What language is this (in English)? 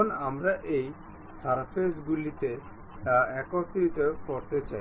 Bangla